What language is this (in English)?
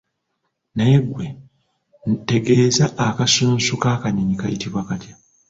Ganda